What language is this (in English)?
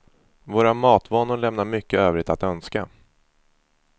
Swedish